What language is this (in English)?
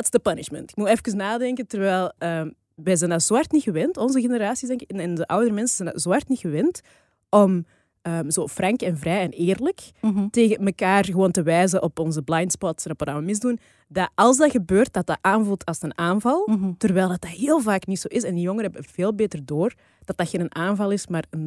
Dutch